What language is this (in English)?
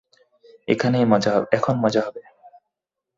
Bangla